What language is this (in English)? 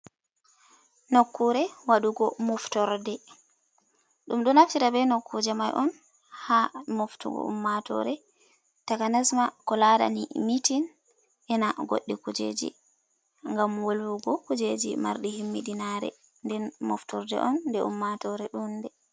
Fula